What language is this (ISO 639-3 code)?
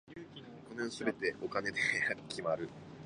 jpn